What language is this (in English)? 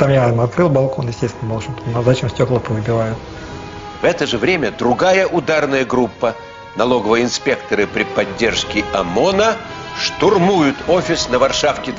Russian